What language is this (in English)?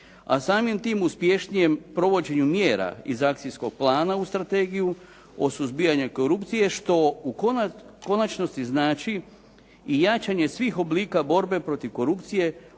Croatian